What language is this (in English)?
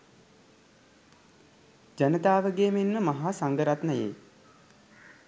Sinhala